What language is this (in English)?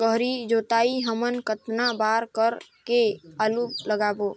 Chhattisgarhi